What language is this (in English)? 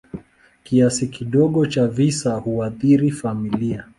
Swahili